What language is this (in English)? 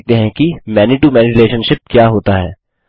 Hindi